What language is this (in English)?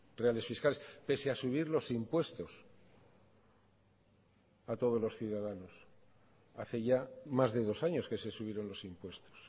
Spanish